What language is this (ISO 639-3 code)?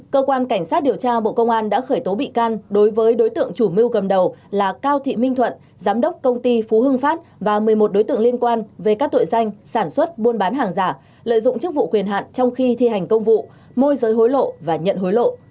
vie